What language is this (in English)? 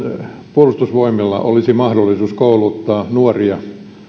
Finnish